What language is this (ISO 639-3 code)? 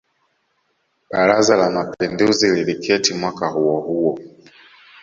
swa